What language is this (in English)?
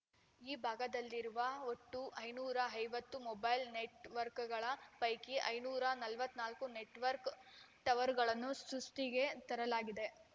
Kannada